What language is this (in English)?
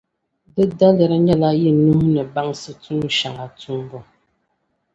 Dagbani